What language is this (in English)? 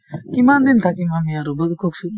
Assamese